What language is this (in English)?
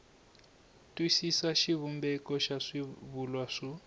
Tsonga